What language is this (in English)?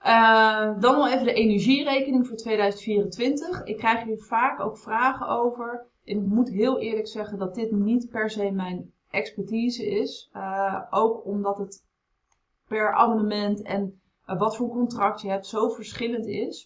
Dutch